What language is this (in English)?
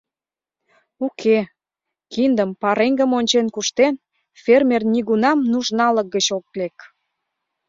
Mari